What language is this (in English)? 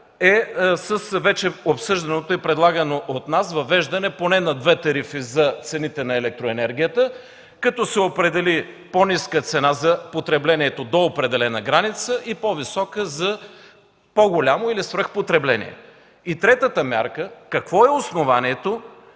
Bulgarian